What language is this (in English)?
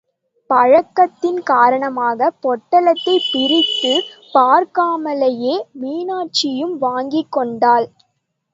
Tamil